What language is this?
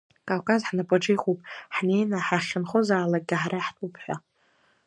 Abkhazian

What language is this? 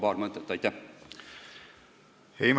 Estonian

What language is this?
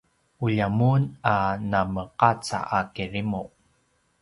Paiwan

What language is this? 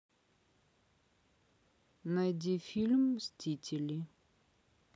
Russian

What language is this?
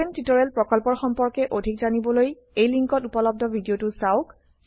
Assamese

